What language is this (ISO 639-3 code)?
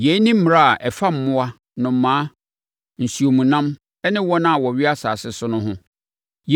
aka